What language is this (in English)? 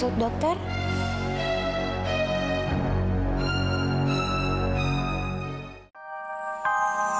Indonesian